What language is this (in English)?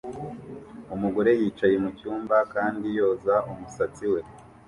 Kinyarwanda